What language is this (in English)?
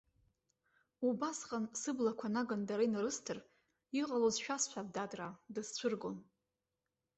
Abkhazian